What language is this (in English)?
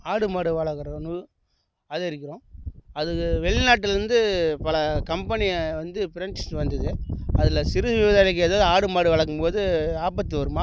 Tamil